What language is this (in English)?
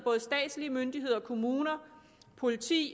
Danish